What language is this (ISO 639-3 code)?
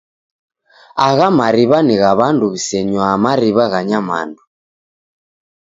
dav